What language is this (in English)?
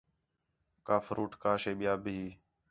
Khetrani